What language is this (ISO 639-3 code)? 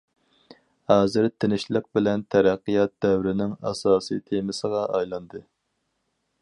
uig